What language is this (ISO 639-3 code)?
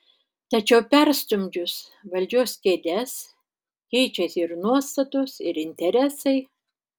lit